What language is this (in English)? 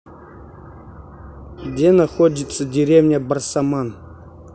Russian